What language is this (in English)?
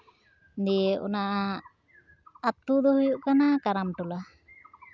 Santali